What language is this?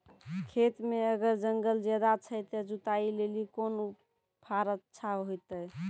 Maithili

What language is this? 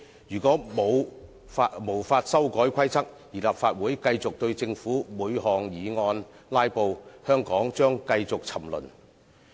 Cantonese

